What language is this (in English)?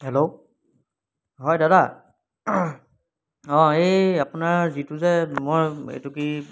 Assamese